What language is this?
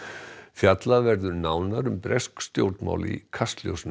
Icelandic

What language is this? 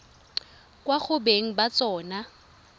Tswana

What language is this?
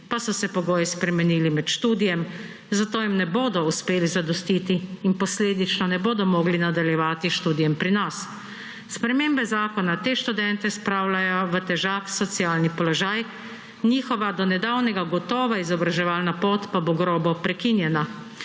Slovenian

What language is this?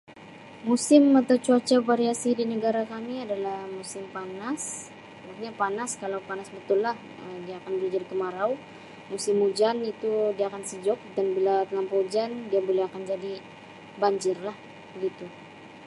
Sabah Malay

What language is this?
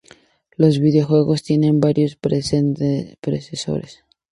Spanish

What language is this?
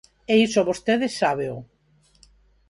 Galician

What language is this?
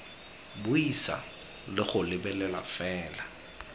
Tswana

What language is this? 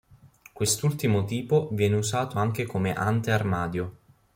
Italian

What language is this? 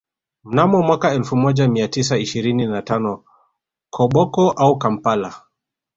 Swahili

